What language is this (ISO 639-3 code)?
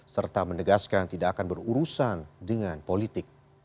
ind